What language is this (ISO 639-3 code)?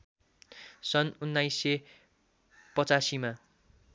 nep